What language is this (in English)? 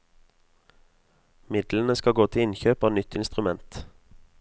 Norwegian